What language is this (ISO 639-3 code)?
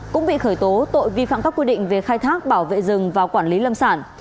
vie